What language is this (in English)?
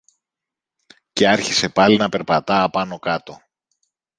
Greek